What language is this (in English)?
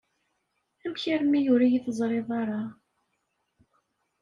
Kabyle